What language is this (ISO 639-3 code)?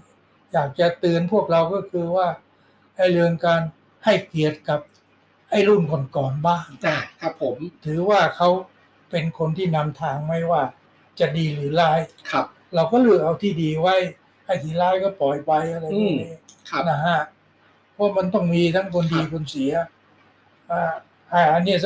tha